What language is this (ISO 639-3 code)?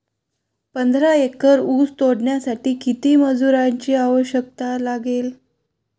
mar